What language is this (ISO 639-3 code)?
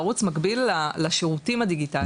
heb